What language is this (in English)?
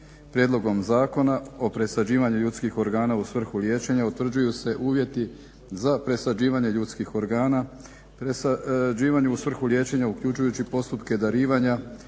Croatian